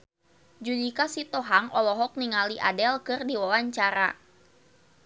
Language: Sundanese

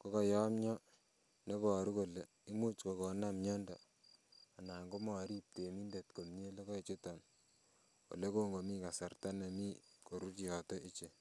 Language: Kalenjin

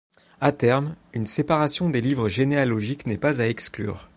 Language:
French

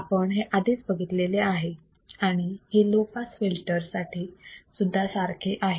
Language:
Marathi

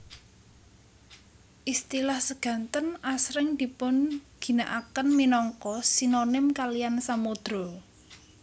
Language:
Javanese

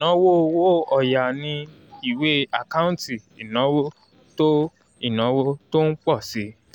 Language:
Yoruba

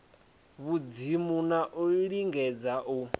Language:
Venda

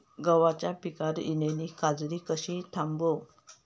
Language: Marathi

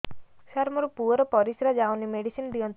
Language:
Odia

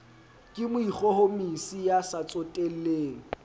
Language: Southern Sotho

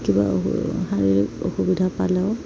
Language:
Assamese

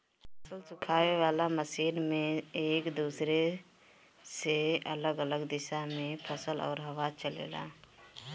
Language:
Bhojpuri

